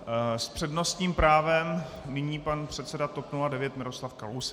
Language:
Czech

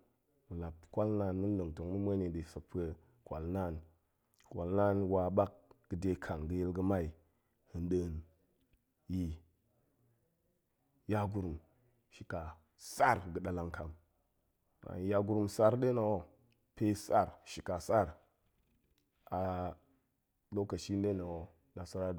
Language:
Goemai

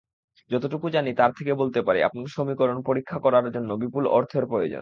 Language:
Bangla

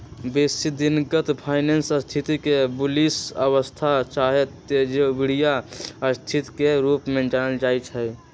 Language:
Magahi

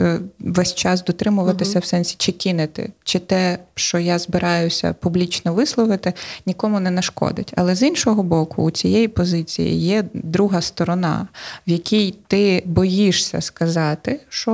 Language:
Ukrainian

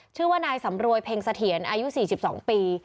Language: Thai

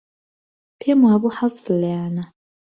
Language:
Central Kurdish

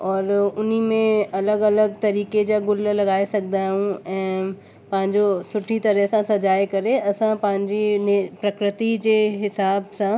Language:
Sindhi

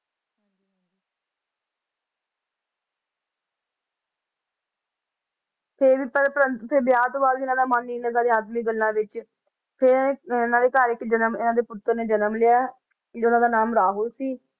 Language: Punjabi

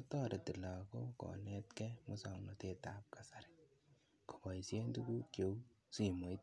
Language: Kalenjin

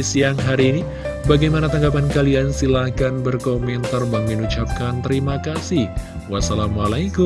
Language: Indonesian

